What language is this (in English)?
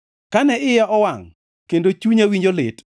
Luo (Kenya and Tanzania)